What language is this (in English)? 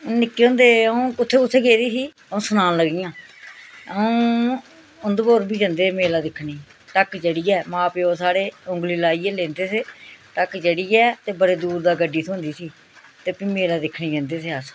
Dogri